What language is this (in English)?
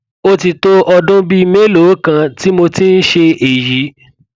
Yoruba